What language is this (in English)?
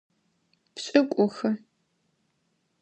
Adyghe